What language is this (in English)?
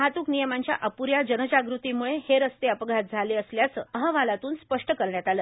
Marathi